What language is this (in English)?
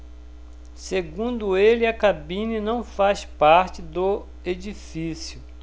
Portuguese